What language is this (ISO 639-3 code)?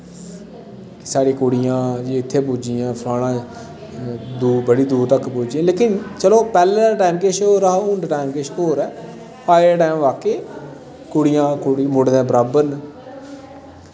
doi